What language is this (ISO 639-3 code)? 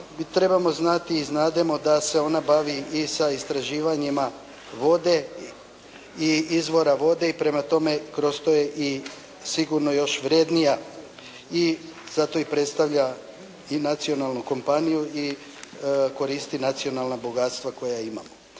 hrv